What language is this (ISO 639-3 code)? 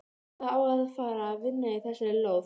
isl